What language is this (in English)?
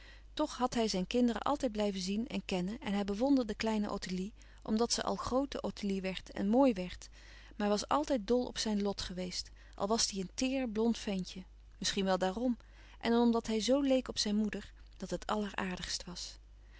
Dutch